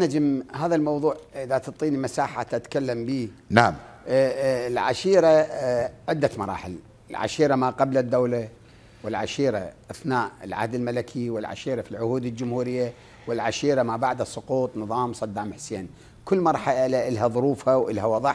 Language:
Arabic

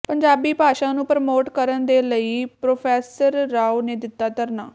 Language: Punjabi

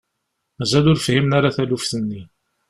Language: Kabyle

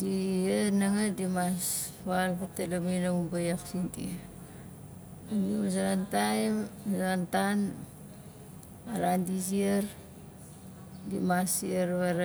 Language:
Nalik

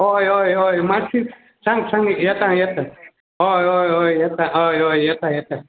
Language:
Konkani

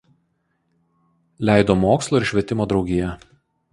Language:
Lithuanian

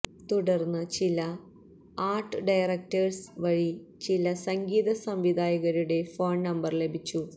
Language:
Malayalam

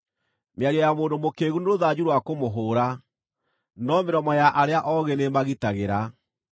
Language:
Kikuyu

